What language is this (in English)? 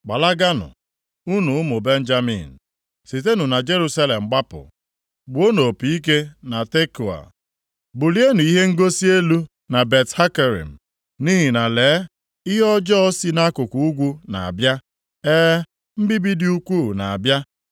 Igbo